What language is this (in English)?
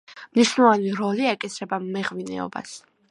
Georgian